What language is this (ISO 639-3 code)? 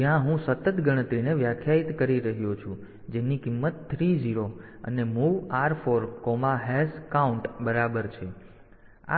guj